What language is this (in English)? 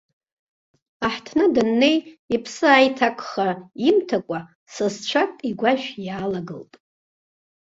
Abkhazian